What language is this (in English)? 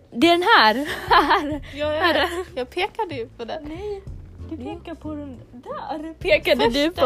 Swedish